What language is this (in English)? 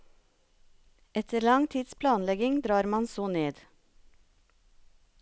Norwegian